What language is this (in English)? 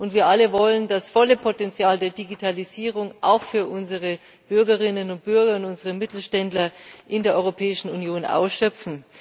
German